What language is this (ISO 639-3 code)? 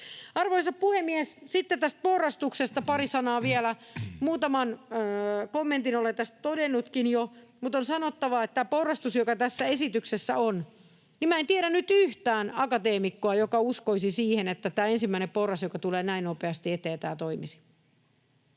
fin